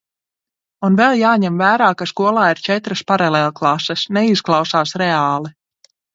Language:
Latvian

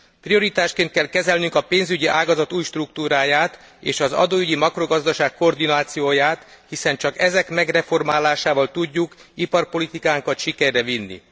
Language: Hungarian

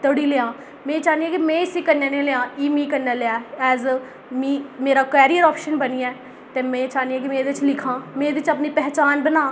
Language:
Dogri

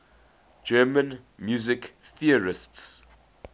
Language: English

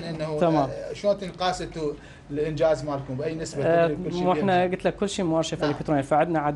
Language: Arabic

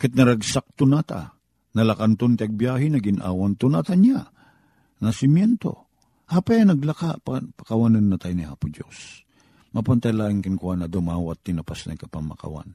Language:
Filipino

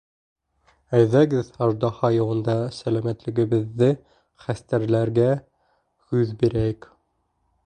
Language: Bashkir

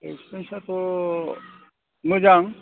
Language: Bodo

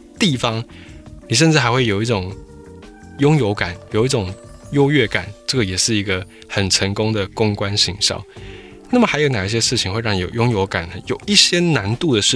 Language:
Chinese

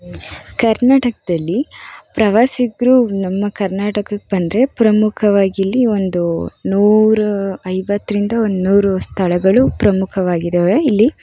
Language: Kannada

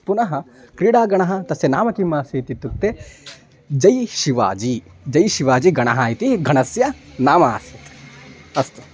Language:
Sanskrit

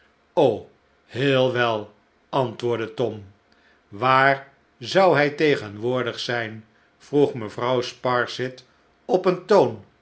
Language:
Dutch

